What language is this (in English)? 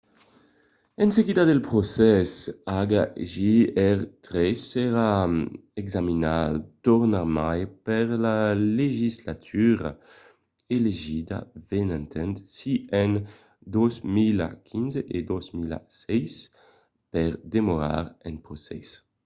Occitan